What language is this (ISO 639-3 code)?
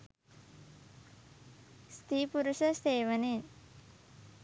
sin